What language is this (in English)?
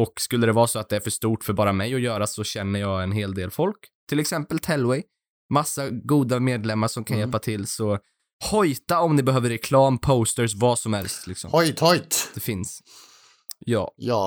Swedish